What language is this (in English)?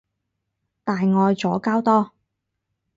Cantonese